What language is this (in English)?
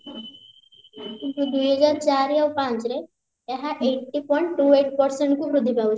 Odia